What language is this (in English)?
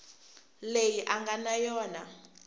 Tsonga